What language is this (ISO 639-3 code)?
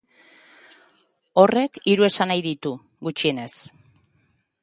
eus